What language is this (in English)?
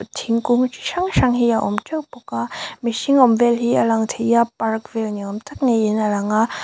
Mizo